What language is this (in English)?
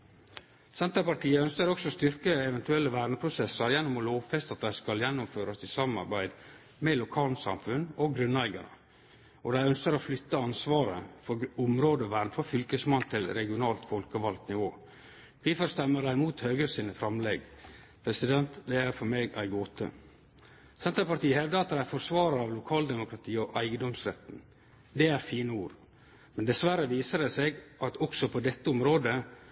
Norwegian Nynorsk